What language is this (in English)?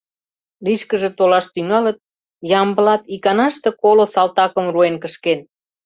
Mari